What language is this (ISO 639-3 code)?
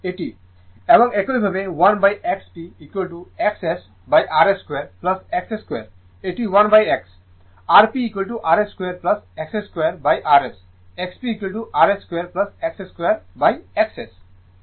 ben